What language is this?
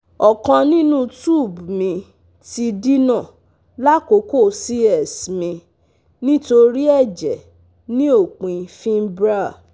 Yoruba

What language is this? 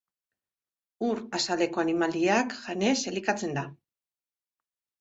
Basque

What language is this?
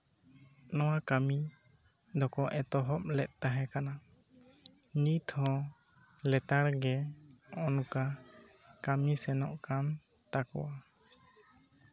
Santali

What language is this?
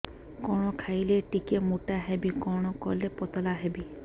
Odia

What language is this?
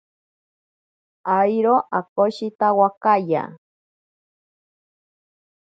Ashéninka Perené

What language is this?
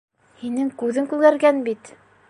Bashkir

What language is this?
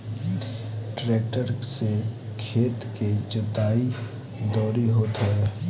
Bhojpuri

